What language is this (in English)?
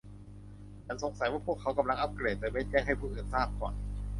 Thai